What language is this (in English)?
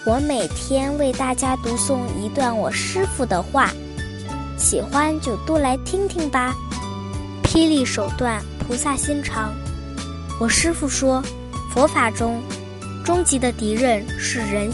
Chinese